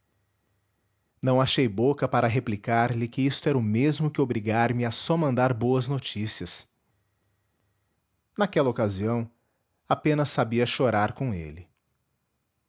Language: Portuguese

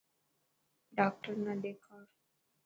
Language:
Dhatki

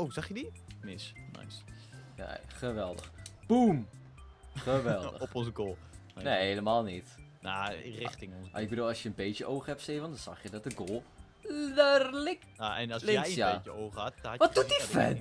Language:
Dutch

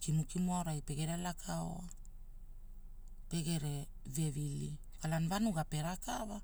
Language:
Hula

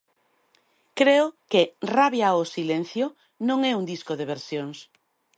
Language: Galician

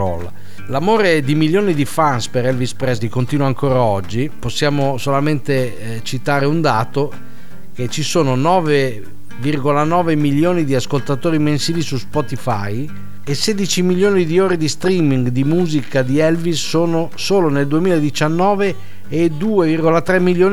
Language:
Italian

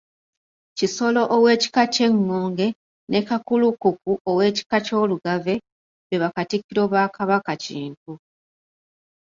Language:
Ganda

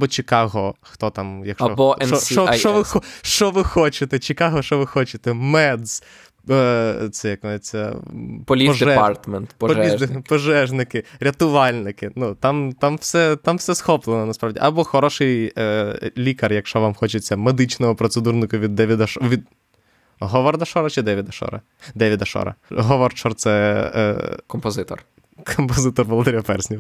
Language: Ukrainian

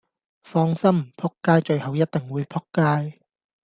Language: Cantonese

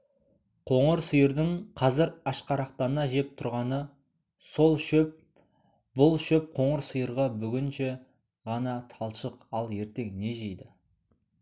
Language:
Kazakh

